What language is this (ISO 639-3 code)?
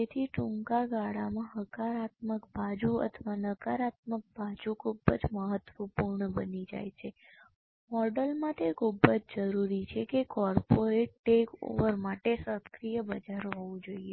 guj